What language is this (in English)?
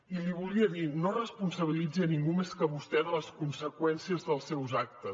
Catalan